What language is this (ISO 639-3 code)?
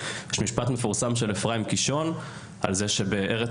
heb